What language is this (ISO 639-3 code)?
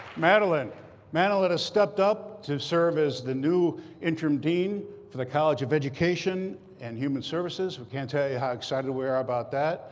eng